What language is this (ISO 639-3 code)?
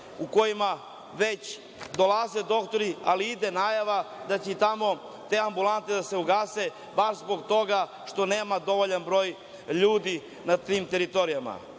srp